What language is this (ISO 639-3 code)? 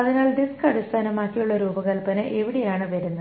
mal